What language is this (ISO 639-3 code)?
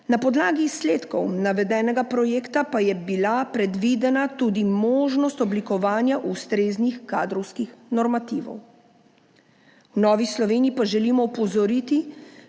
slv